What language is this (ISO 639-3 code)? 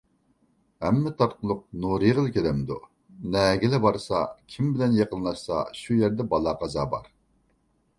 uig